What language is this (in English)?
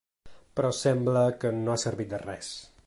Catalan